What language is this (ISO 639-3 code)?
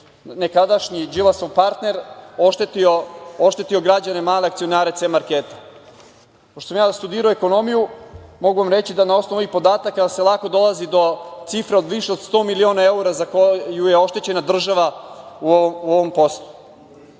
srp